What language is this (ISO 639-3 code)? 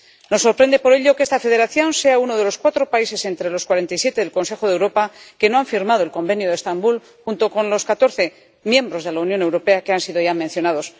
spa